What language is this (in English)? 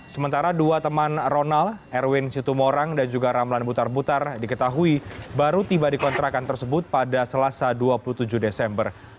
Indonesian